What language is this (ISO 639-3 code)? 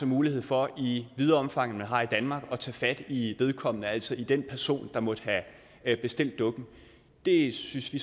dan